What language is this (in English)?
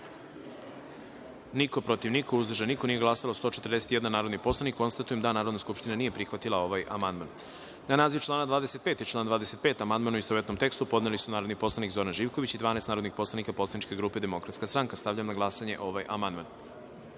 Serbian